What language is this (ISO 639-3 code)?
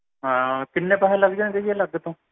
pan